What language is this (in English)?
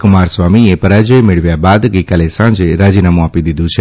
Gujarati